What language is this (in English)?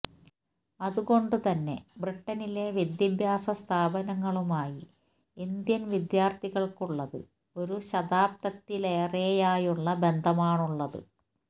Malayalam